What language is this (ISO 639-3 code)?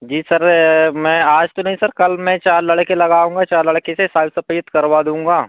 hin